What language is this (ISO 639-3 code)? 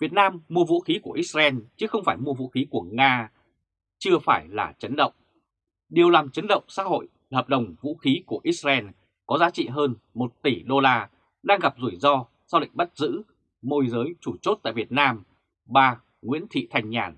vie